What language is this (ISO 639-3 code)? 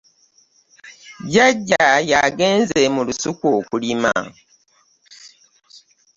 lug